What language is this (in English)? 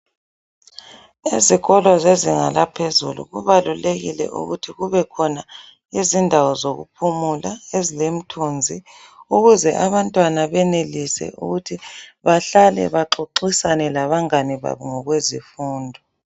North Ndebele